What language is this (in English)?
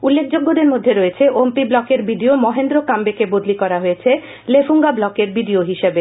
Bangla